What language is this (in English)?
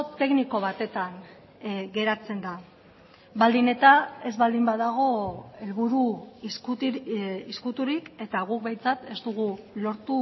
Basque